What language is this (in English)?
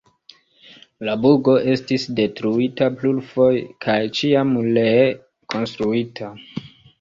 Esperanto